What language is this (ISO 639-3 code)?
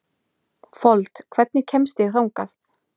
isl